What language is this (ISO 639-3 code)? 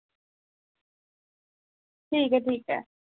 doi